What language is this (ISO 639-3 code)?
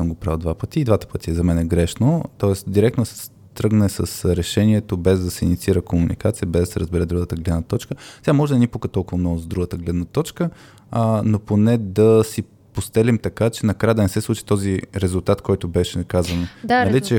bul